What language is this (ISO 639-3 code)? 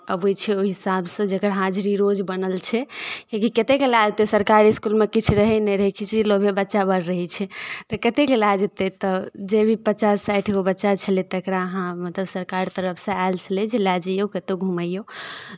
mai